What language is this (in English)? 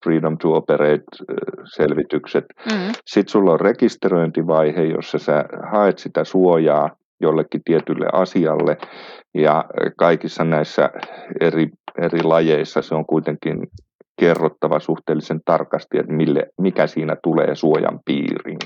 Finnish